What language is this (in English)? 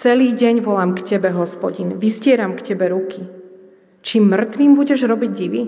Slovak